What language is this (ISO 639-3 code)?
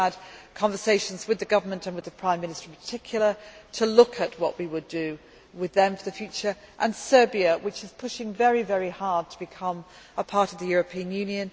eng